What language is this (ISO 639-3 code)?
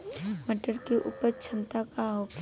bho